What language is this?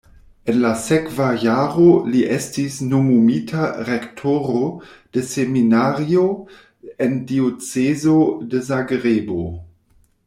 Esperanto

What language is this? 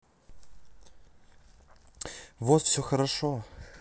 Russian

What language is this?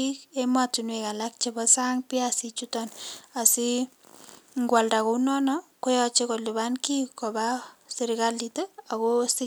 Kalenjin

